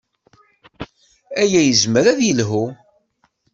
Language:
Kabyle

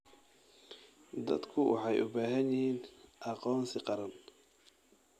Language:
Somali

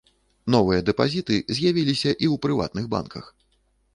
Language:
Belarusian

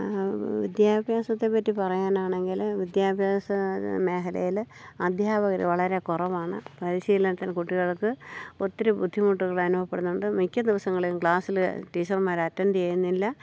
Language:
Malayalam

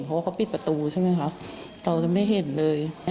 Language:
Thai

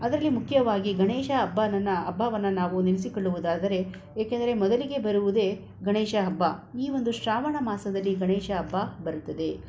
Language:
Kannada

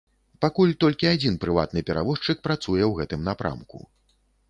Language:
Belarusian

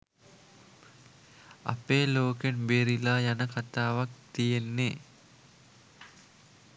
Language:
Sinhala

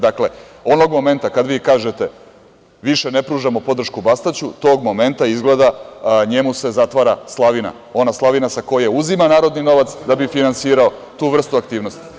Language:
Serbian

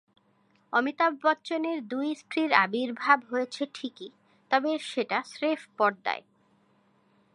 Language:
Bangla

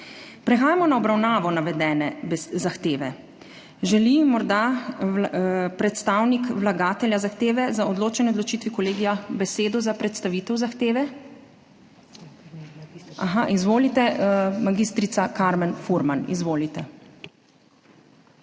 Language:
Slovenian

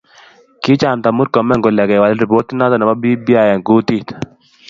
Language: Kalenjin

